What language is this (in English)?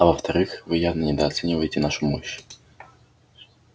Russian